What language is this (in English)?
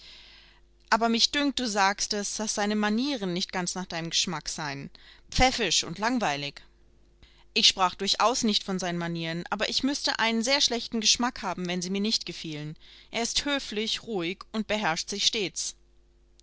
German